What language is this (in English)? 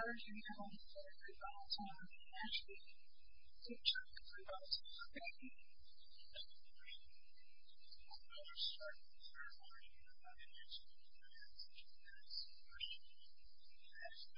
English